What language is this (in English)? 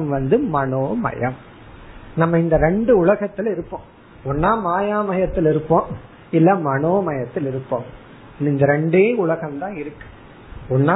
Tamil